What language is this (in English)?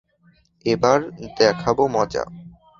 Bangla